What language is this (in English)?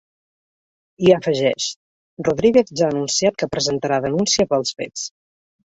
Catalan